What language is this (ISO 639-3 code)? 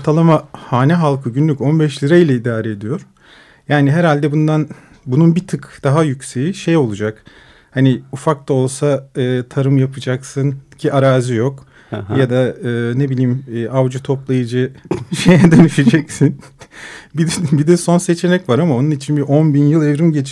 tur